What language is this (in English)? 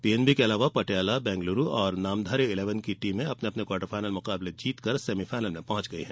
Hindi